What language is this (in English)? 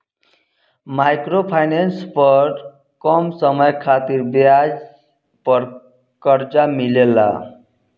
Bhojpuri